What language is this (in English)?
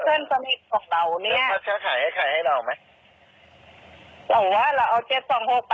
Thai